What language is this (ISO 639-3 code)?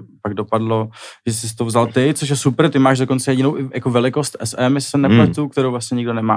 ces